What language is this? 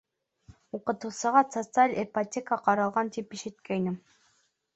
Bashkir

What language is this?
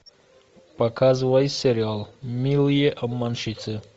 Russian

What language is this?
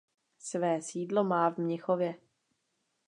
Czech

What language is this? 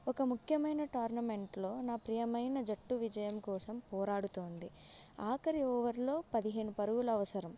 Telugu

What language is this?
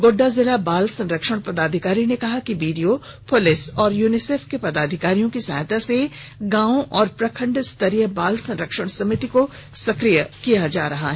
Hindi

